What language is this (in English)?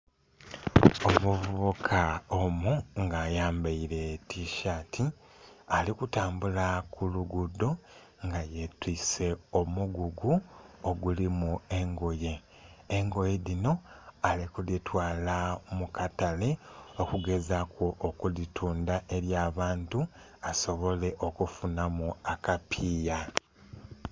Soga